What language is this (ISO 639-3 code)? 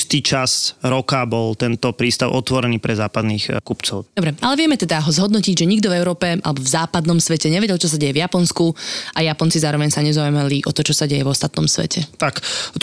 slk